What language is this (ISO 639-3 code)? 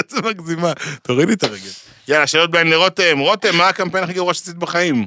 heb